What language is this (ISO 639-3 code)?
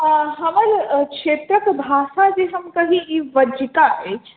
mai